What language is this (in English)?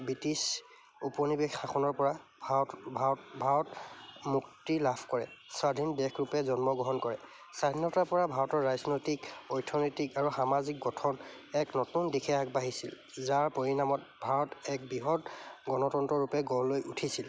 Assamese